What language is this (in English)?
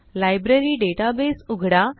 Marathi